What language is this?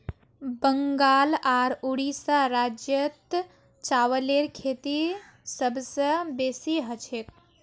Magahi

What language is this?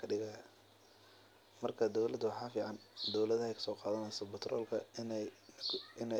Somali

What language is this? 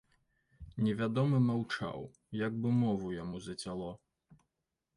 Belarusian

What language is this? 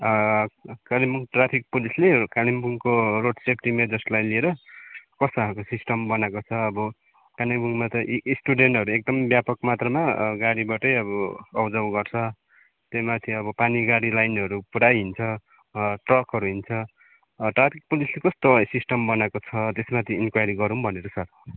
Nepali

